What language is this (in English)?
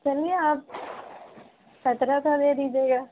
Urdu